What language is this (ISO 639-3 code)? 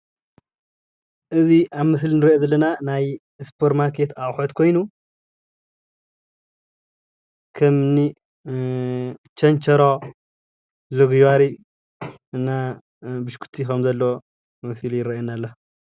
tir